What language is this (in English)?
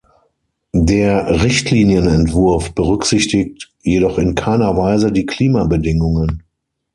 German